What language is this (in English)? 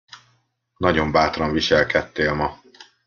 Hungarian